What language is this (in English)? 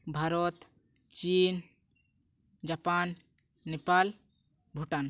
Santali